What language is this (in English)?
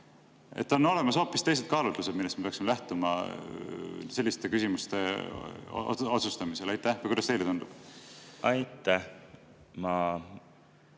Estonian